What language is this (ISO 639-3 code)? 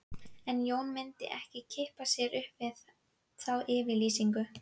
isl